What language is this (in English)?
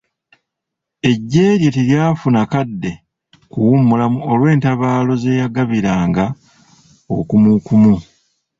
Ganda